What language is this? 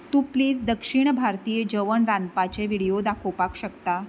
Konkani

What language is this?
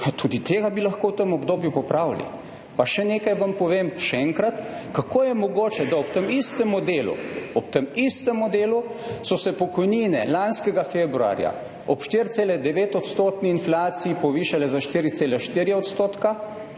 Slovenian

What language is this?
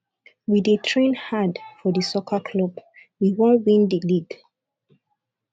Nigerian Pidgin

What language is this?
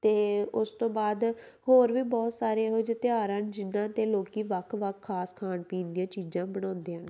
Punjabi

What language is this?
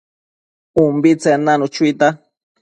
Matsés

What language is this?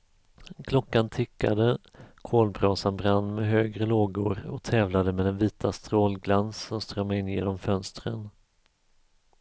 Swedish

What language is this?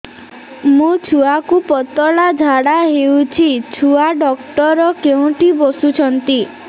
Odia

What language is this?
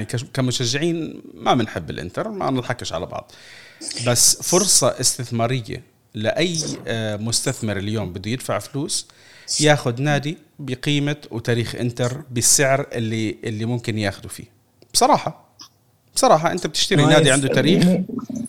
Arabic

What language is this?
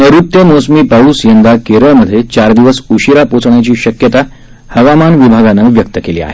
Marathi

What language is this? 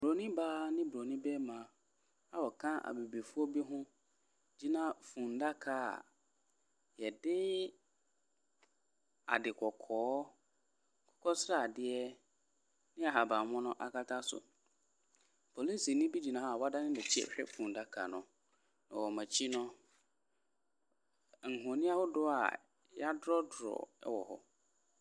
Akan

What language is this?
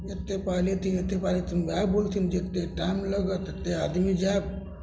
Maithili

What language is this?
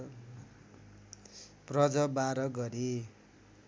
Nepali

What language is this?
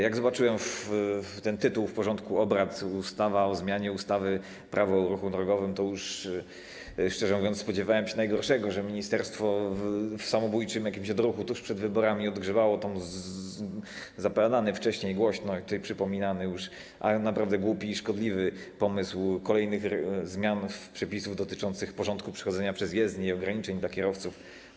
Polish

